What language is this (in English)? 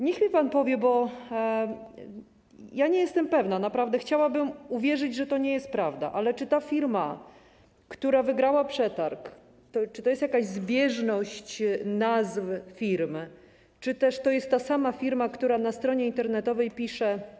Polish